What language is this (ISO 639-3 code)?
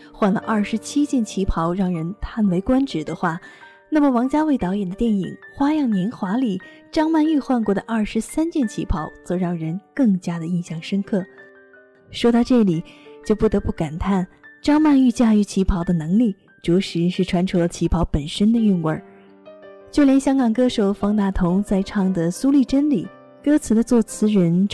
zho